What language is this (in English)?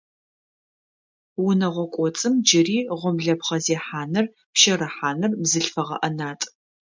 Adyghe